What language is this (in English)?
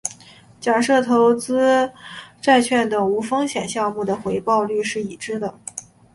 Chinese